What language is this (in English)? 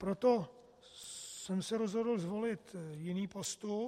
Czech